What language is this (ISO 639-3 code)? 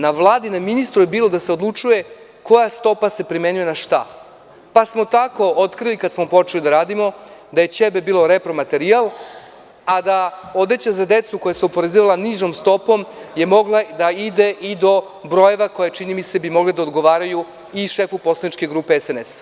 srp